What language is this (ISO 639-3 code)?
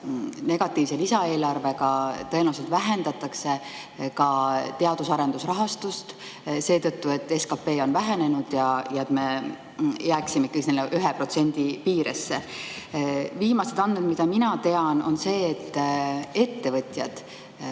est